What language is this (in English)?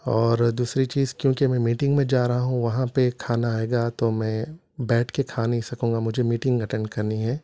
Urdu